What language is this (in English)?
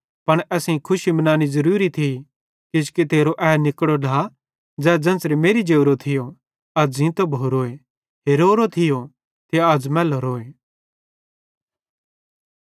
Bhadrawahi